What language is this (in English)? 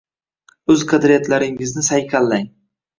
Uzbek